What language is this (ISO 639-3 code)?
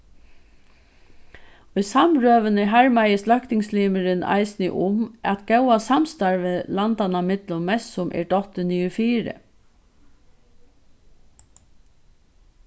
fao